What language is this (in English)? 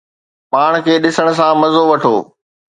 Sindhi